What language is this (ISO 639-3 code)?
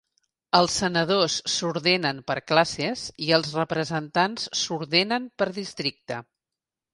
cat